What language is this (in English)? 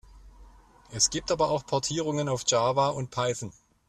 German